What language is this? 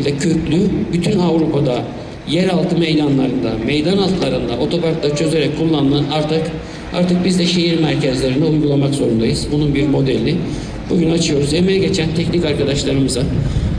Turkish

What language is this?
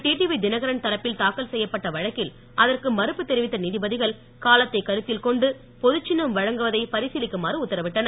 Tamil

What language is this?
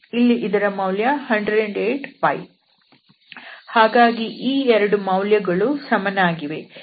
Kannada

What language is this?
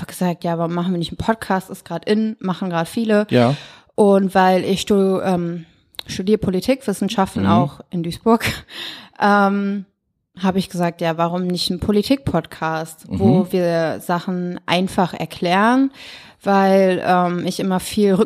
German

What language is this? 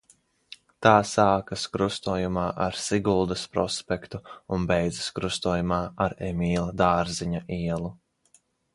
Latvian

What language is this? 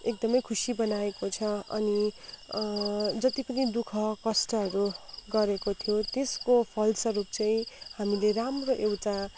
Nepali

